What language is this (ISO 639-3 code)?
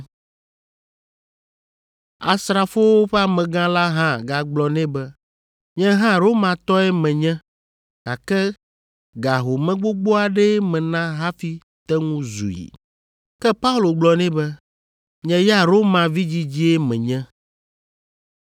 ewe